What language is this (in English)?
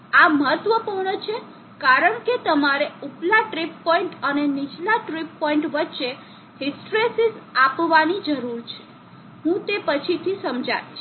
Gujarati